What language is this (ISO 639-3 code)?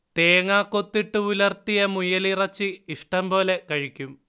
mal